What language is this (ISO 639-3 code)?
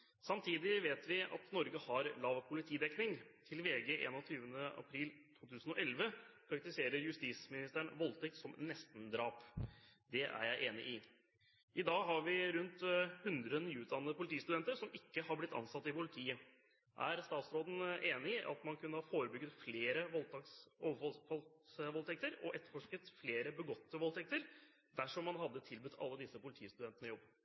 nob